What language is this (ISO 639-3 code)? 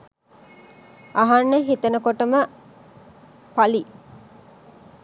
sin